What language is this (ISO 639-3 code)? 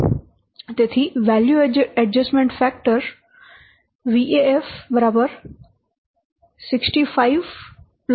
guj